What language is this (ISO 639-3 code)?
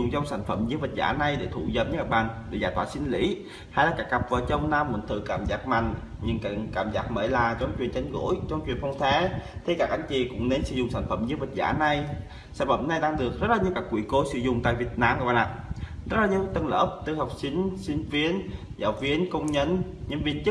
vie